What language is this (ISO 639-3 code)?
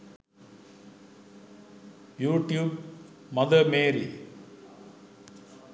sin